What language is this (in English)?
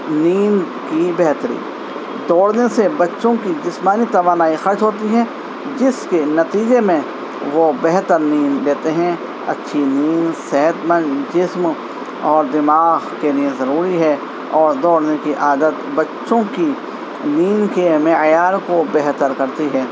Urdu